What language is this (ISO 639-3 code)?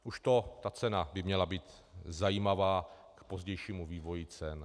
ces